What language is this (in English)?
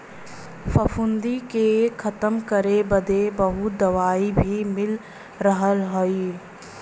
Bhojpuri